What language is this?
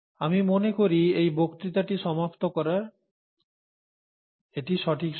Bangla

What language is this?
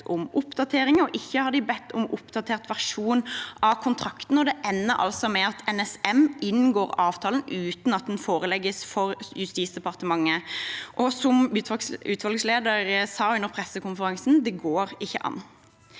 Norwegian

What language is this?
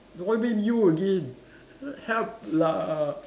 English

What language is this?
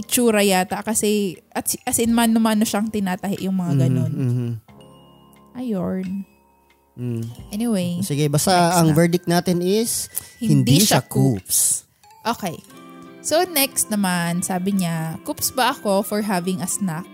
Filipino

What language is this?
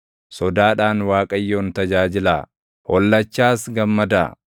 Oromo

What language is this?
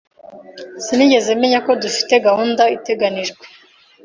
Kinyarwanda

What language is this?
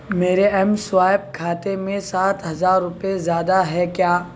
Urdu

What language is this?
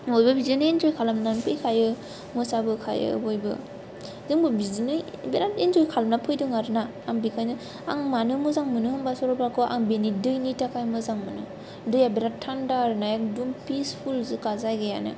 Bodo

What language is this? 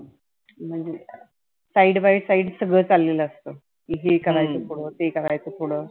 Marathi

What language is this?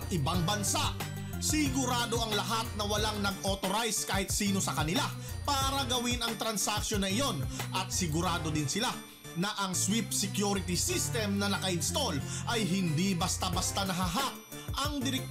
Filipino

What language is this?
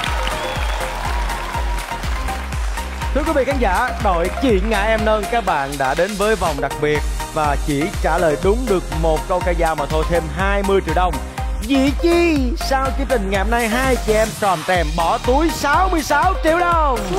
Vietnamese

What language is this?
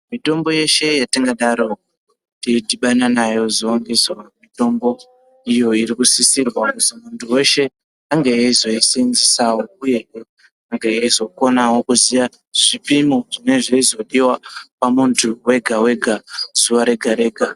Ndau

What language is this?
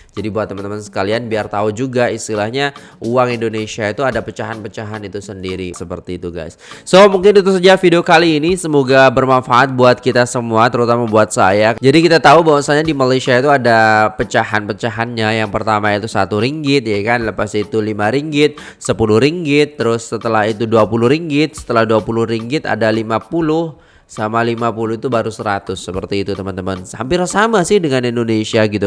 Indonesian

